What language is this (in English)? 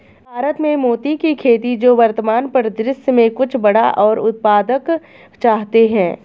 Hindi